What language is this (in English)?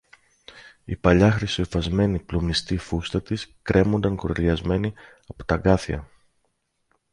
Greek